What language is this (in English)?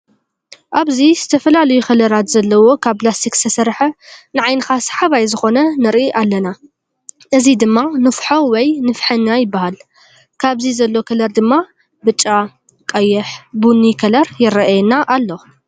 Tigrinya